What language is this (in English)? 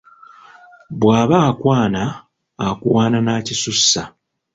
Ganda